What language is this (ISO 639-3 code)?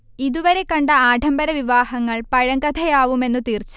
mal